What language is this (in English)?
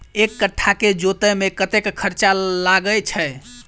Maithili